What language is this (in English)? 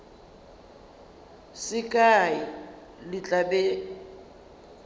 Northern Sotho